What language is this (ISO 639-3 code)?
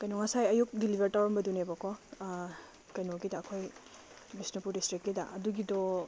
mni